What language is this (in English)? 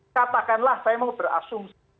Indonesian